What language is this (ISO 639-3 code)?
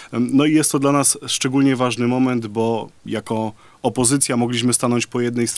pol